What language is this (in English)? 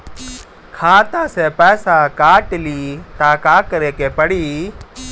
Bhojpuri